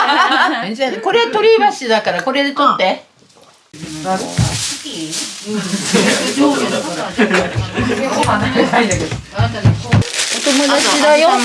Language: Japanese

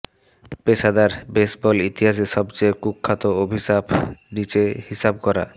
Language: Bangla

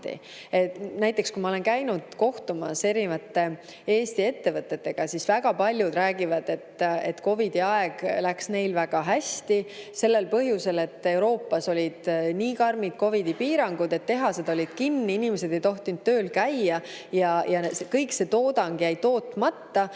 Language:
Estonian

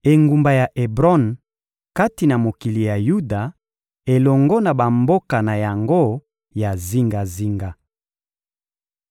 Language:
Lingala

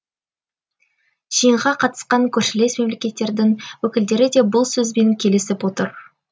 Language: Kazakh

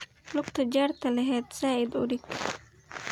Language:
Somali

